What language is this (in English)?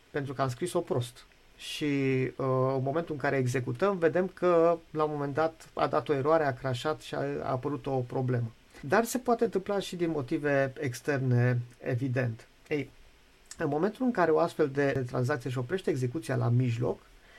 Romanian